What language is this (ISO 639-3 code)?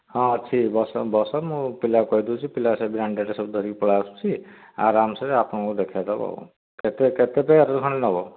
ori